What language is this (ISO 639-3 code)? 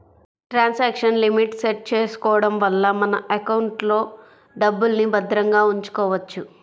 tel